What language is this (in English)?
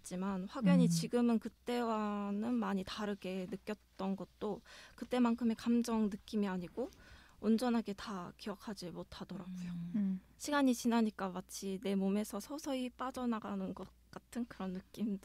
Korean